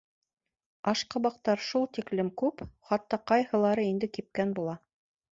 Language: Bashkir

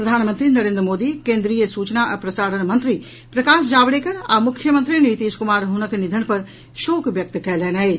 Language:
Maithili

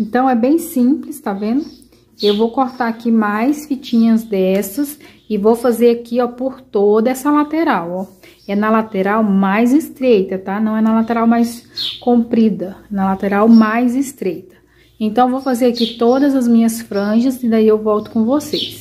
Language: Portuguese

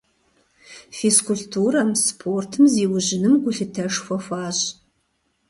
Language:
Kabardian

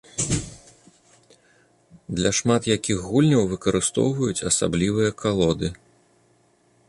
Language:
Belarusian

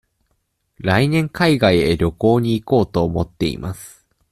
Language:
Japanese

